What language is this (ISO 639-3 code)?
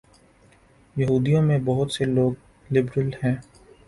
urd